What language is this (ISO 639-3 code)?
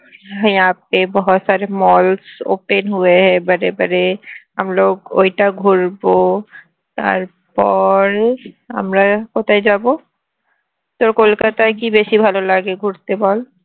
ben